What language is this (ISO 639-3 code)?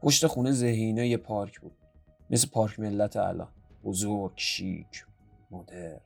fas